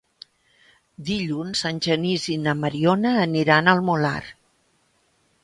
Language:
Catalan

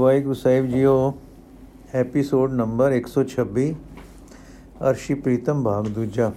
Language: Punjabi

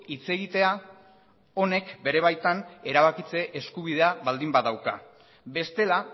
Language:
Basque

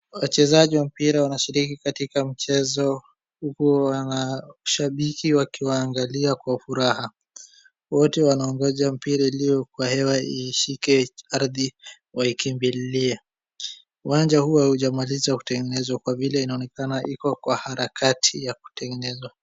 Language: Swahili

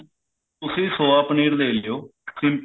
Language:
Punjabi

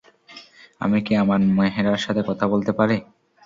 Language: Bangla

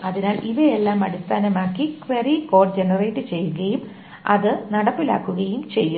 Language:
Malayalam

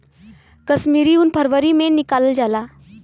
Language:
Bhojpuri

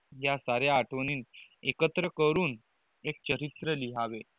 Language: Marathi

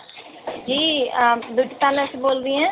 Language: Urdu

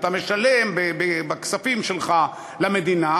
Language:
Hebrew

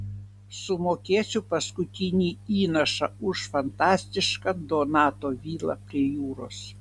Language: Lithuanian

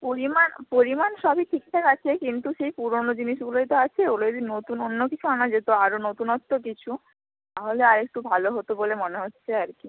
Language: Bangla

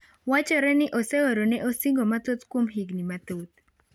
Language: Luo (Kenya and Tanzania)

